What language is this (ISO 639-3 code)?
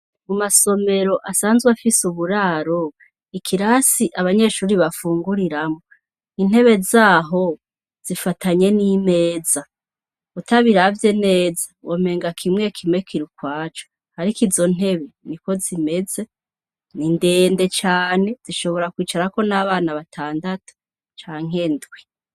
run